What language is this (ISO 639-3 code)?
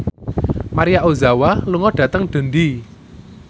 jav